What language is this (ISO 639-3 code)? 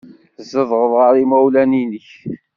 kab